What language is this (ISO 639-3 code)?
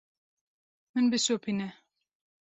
kur